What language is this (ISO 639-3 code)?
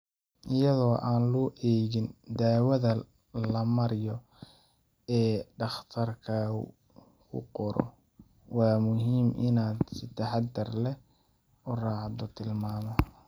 som